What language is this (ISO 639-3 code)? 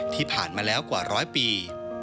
tha